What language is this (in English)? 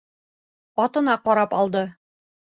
Bashkir